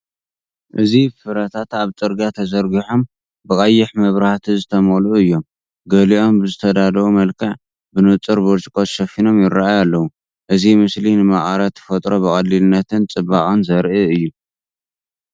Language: Tigrinya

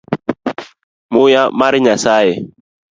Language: Luo (Kenya and Tanzania)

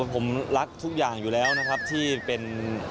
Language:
Thai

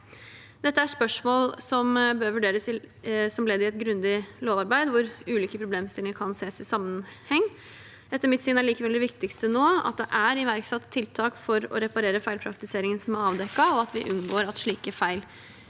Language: Norwegian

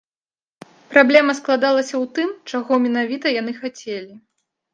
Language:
Belarusian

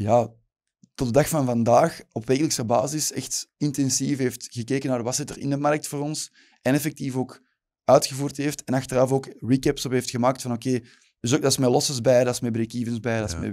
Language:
Dutch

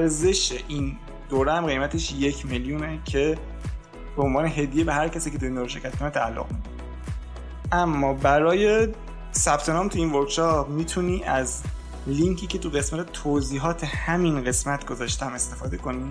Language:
Persian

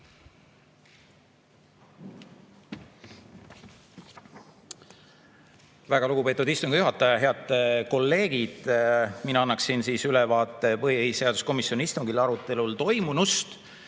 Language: Estonian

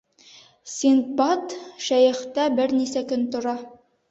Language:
Bashkir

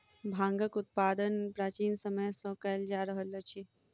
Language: Maithili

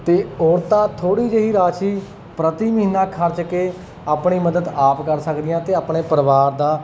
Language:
Punjabi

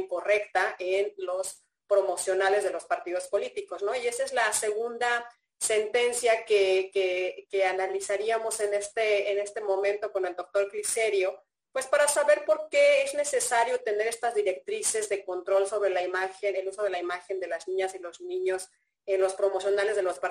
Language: Spanish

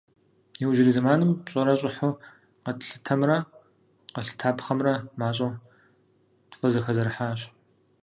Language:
Kabardian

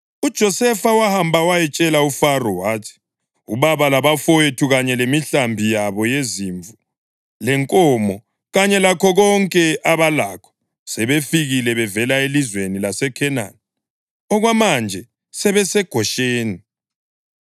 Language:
North Ndebele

